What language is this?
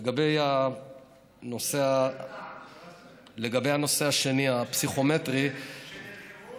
Hebrew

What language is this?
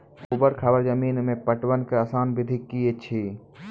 Maithili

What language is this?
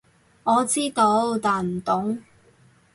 Cantonese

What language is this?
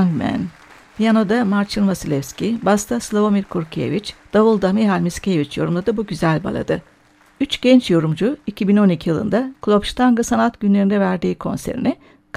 Turkish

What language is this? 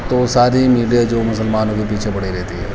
Urdu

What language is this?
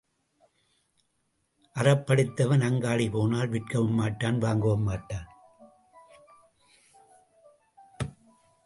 Tamil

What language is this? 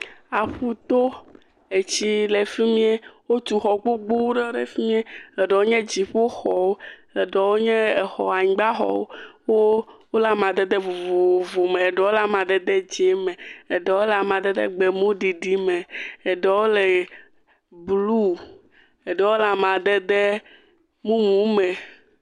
Ewe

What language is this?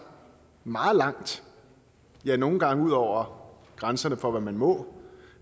Danish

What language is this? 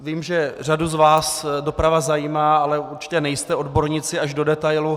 Czech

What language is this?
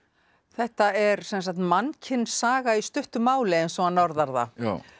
Icelandic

